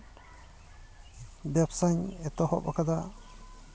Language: Santali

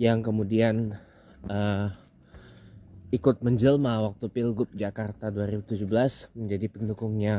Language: Indonesian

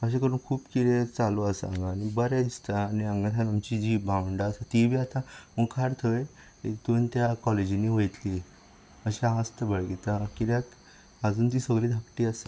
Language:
Konkani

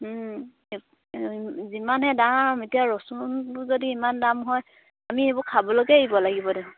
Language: Assamese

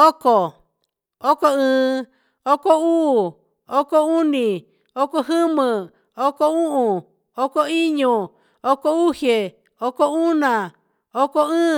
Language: Huitepec Mixtec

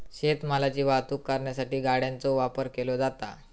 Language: Marathi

